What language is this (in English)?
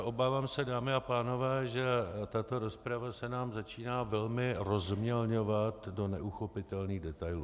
Czech